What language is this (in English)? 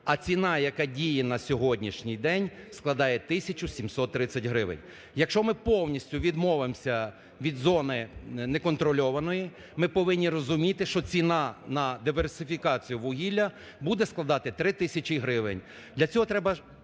Ukrainian